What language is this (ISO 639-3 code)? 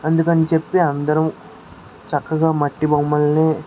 tel